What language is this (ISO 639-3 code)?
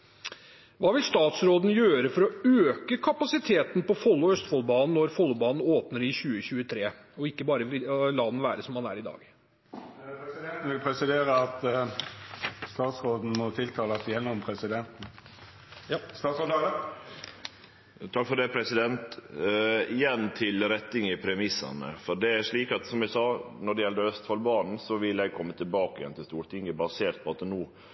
nor